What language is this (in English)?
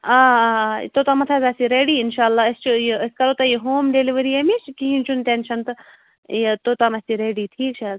Kashmiri